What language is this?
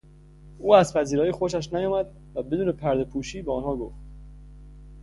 Persian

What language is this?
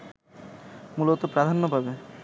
Bangla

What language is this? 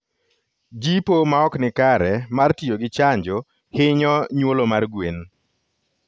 Luo (Kenya and Tanzania)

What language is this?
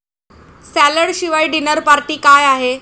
Marathi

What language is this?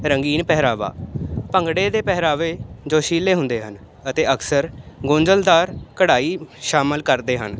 Punjabi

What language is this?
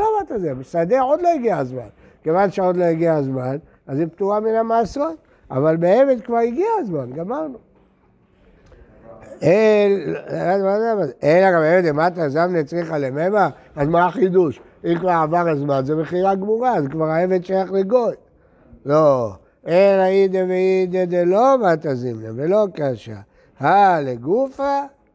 Hebrew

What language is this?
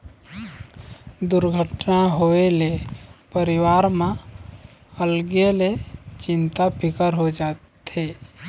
Chhattisgarhi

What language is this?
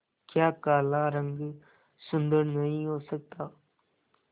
Hindi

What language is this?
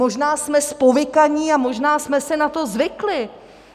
Czech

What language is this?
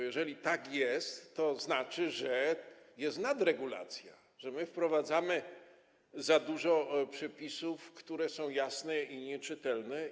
Polish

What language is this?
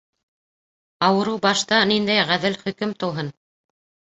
Bashkir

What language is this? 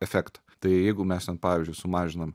Lithuanian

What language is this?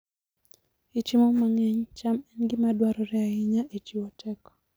Luo (Kenya and Tanzania)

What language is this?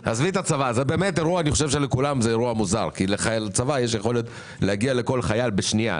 Hebrew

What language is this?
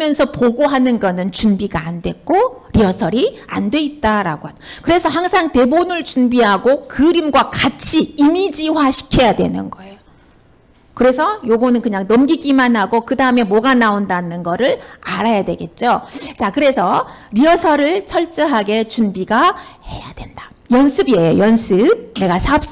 Korean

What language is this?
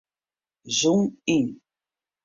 Western Frisian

